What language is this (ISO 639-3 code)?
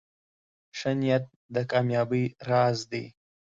pus